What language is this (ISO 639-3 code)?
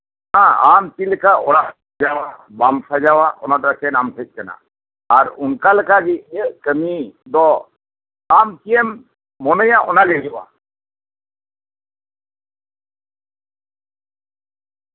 sat